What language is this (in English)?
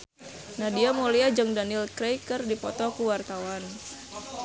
Sundanese